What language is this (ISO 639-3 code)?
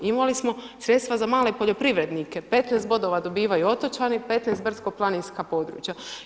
hrv